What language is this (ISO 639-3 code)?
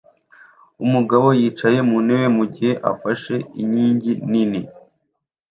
kin